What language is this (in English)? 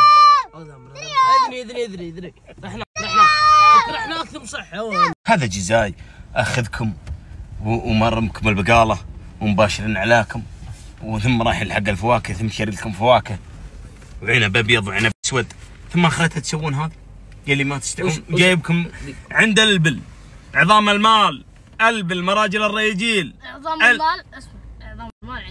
Arabic